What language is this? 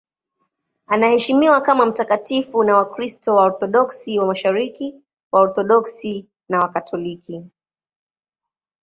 Swahili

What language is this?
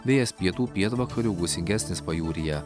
Lithuanian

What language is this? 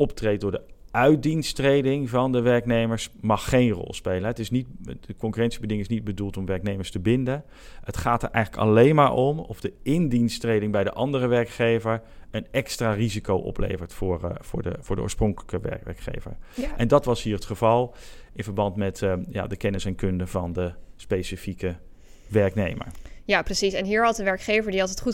Dutch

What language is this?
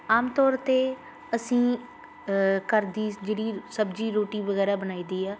Punjabi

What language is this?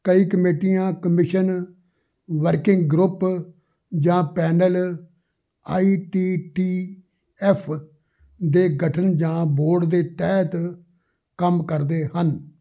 Punjabi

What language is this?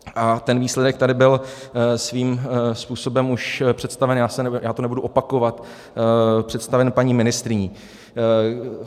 Czech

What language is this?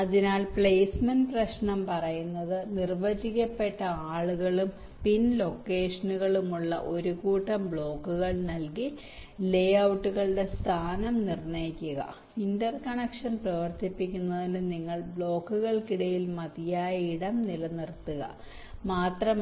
Malayalam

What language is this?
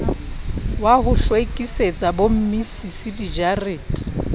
Southern Sotho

